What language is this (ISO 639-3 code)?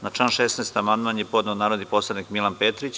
srp